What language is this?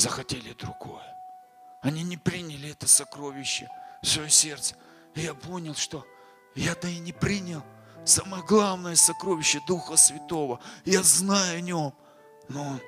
Russian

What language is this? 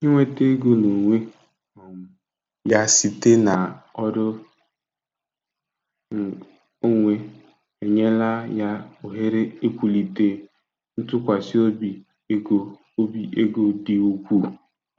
Igbo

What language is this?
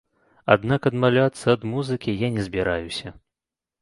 Belarusian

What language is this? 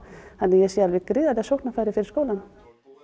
Icelandic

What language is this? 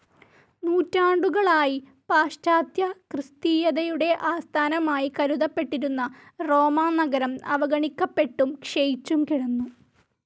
Malayalam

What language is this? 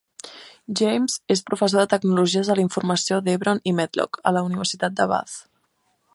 Catalan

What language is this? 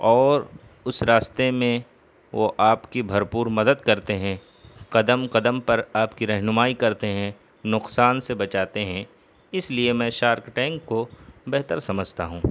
Urdu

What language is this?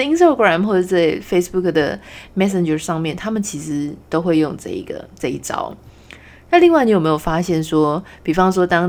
Chinese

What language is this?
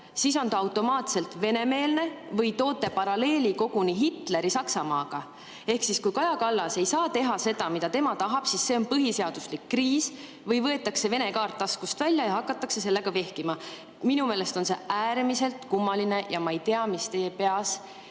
Estonian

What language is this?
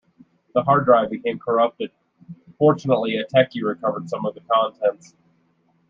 English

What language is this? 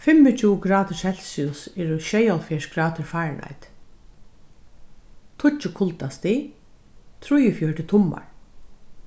Faroese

